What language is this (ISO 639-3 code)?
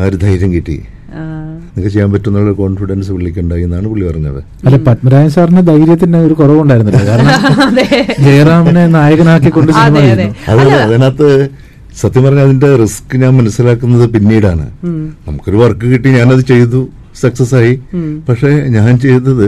mal